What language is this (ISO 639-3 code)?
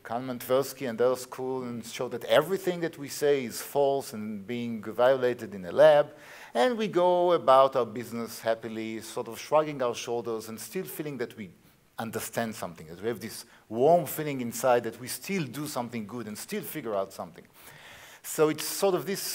eng